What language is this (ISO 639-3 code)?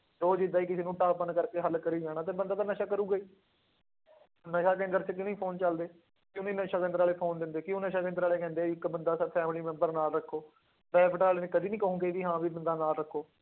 pan